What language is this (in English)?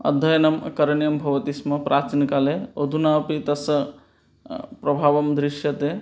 Sanskrit